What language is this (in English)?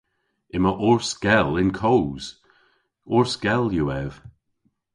Cornish